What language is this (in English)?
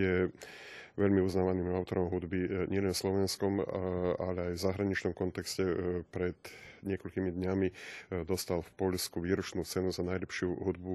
Slovak